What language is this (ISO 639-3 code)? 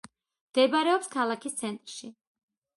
kat